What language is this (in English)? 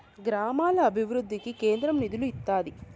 Telugu